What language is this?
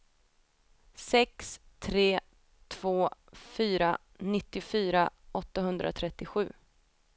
Swedish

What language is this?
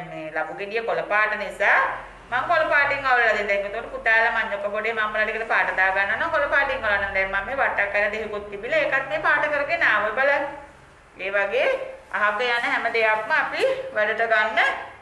Thai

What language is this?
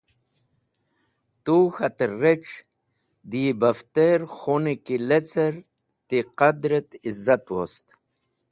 Wakhi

